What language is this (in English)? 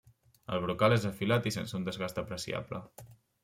Catalan